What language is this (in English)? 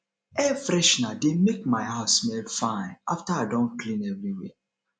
Nigerian Pidgin